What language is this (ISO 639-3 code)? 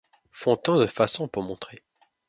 fra